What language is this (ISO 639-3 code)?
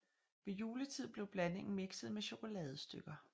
dan